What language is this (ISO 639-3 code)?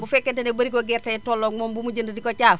wol